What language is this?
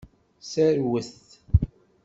Kabyle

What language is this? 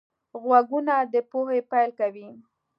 Pashto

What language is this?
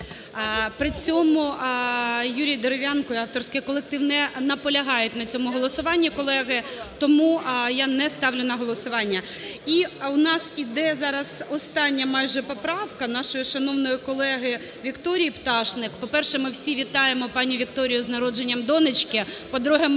Ukrainian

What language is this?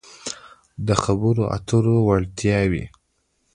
Pashto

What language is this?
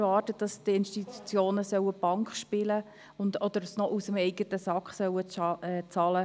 Swiss German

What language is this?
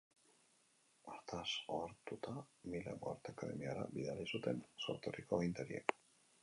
Basque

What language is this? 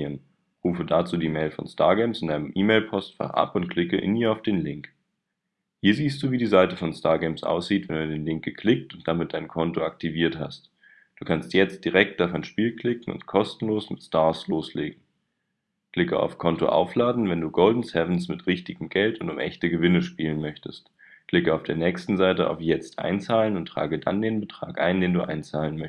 German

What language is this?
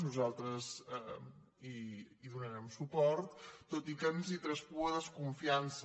Catalan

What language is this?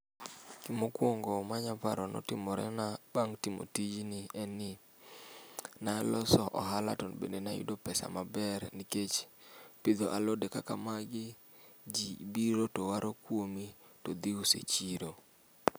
Luo (Kenya and Tanzania)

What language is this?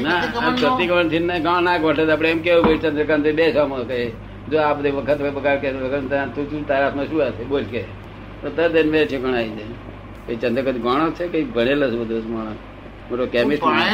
Gujarati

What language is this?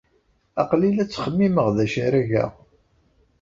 Kabyle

